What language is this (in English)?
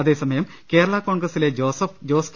Malayalam